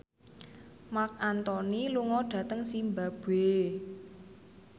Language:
Javanese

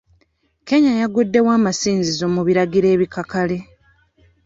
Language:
Ganda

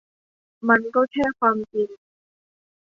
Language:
Thai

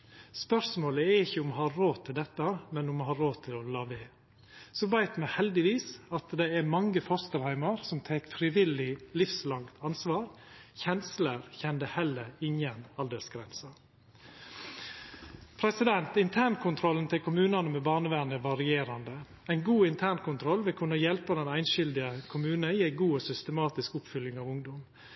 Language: Norwegian Nynorsk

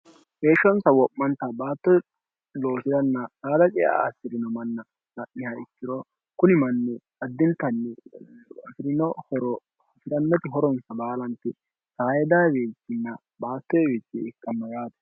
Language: Sidamo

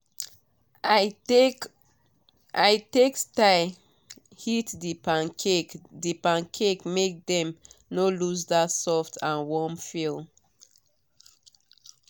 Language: Nigerian Pidgin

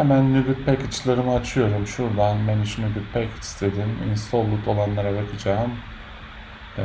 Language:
Turkish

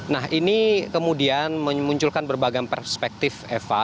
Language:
Indonesian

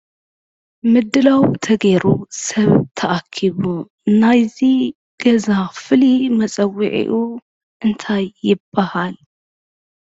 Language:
Tigrinya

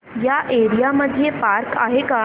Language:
Marathi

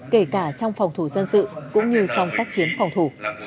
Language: Vietnamese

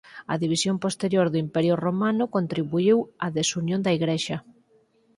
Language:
Galician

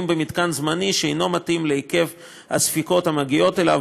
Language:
Hebrew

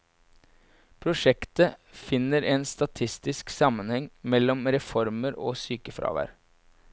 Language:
Norwegian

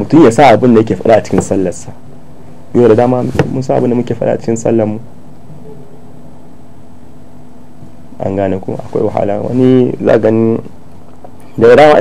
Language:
Arabic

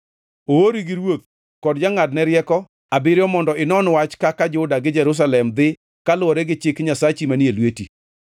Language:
Luo (Kenya and Tanzania)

